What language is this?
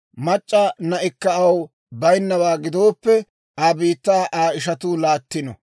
Dawro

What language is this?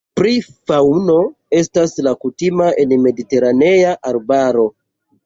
Esperanto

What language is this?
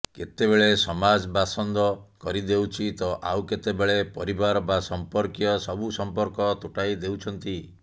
Odia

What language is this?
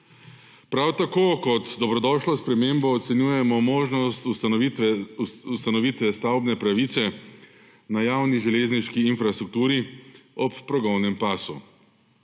Slovenian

